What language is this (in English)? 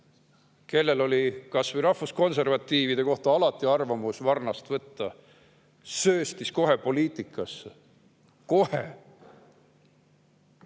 Estonian